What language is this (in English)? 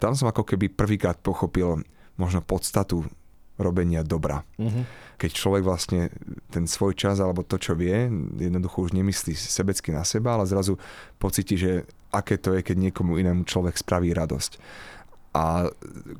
Slovak